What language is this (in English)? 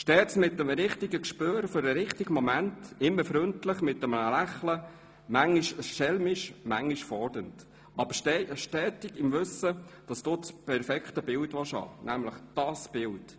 Swiss German